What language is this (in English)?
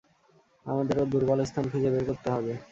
Bangla